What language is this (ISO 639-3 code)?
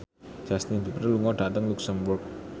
jav